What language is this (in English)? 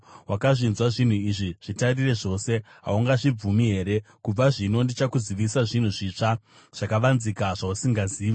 Shona